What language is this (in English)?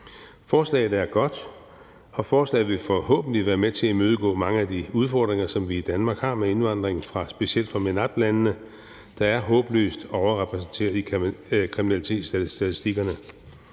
Danish